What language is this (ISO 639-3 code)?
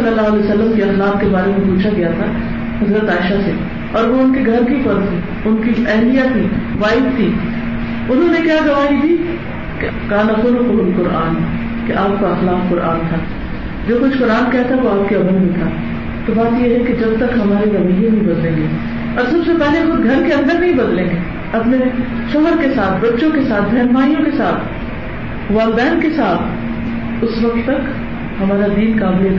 urd